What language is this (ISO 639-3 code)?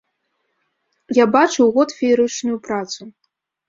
bel